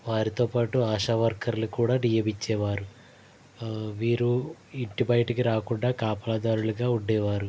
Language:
Telugu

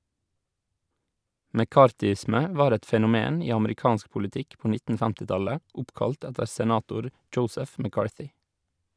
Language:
Norwegian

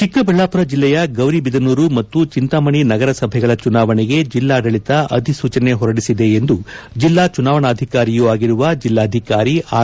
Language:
Kannada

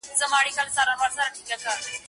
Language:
Pashto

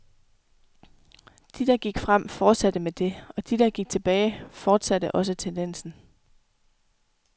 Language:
Danish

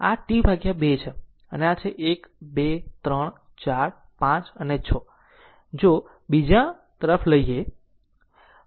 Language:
Gujarati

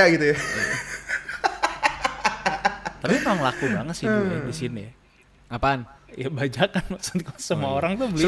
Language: Indonesian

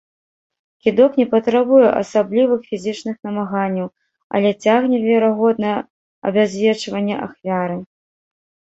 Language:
Belarusian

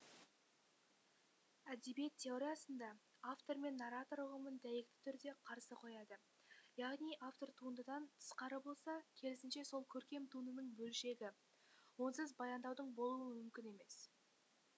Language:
Kazakh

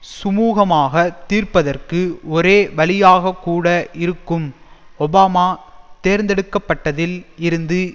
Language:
Tamil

